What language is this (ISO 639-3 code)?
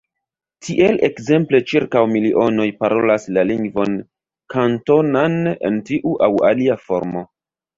epo